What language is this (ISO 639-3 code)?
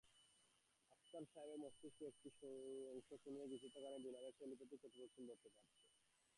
ben